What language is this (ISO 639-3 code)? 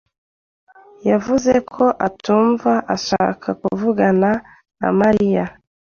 kin